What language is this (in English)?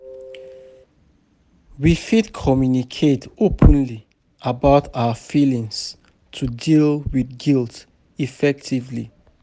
Nigerian Pidgin